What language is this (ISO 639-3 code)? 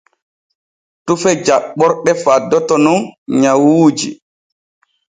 fue